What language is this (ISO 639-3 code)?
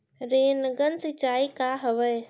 hne